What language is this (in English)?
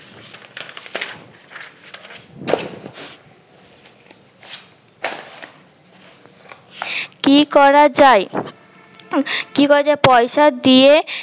Bangla